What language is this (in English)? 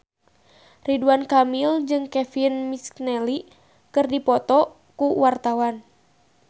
Sundanese